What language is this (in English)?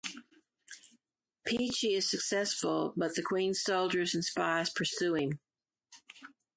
English